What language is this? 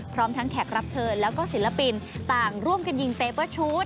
Thai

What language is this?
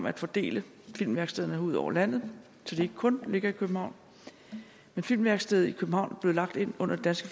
Danish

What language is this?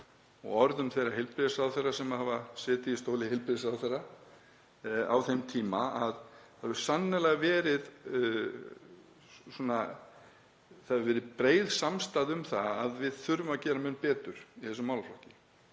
Icelandic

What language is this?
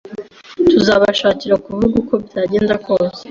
Kinyarwanda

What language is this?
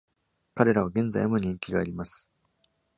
Japanese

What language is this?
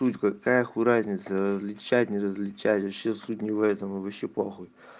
Russian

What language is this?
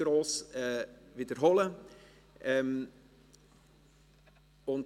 Swiss German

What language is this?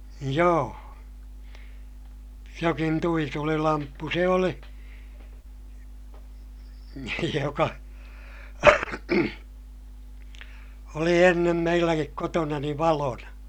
Finnish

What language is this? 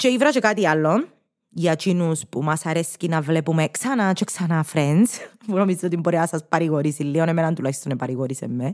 Greek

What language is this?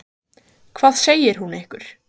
Icelandic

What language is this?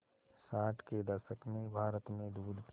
Hindi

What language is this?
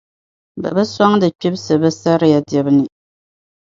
Dagbani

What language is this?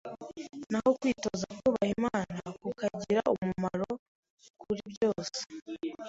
Kinyarwanda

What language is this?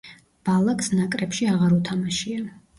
Georgian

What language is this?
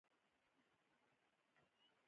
Pashto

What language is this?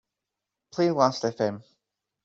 English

